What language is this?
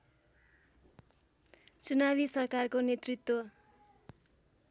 Nepali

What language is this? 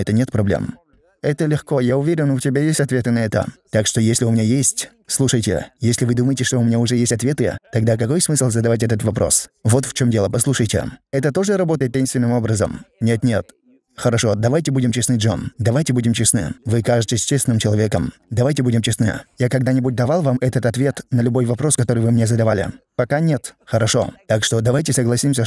Russian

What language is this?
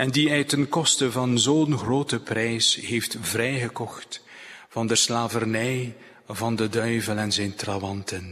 Dutch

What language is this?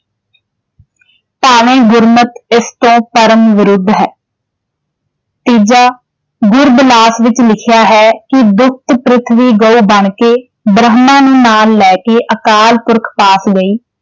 Punjabi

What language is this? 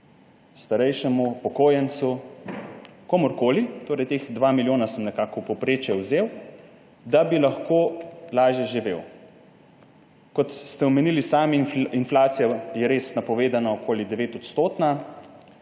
Slovenian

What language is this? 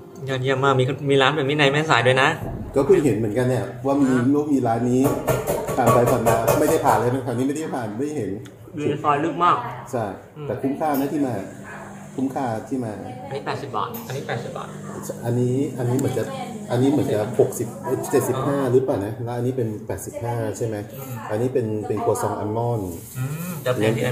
Thai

